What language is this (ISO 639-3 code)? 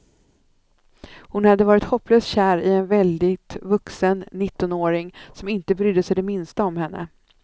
swe